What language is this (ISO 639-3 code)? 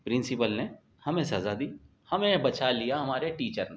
urd